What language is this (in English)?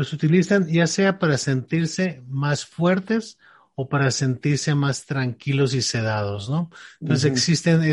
Spanish